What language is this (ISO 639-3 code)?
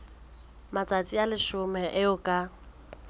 sot